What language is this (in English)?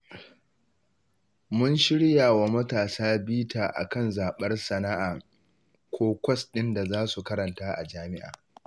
Hausa